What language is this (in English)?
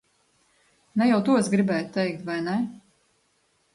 Latvian